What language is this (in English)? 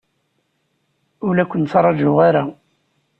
Kabyle